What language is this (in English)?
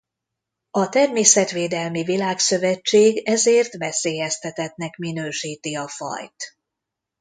Hungarian